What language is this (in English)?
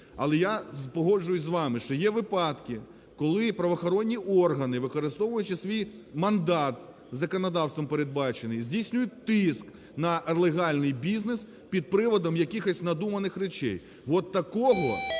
Ukrainian